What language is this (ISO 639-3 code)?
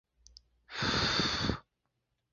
zho